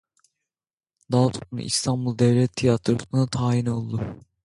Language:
Turkish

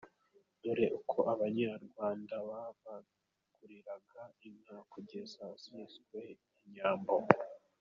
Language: Kinyarwanda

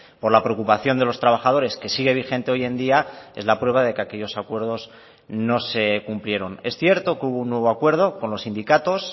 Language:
Spanish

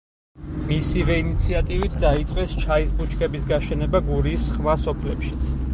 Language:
Georgian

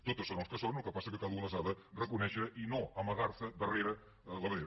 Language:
Catalan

